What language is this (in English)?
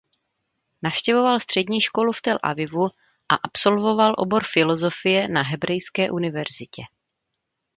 Czech